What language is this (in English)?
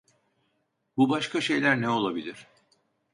Turkish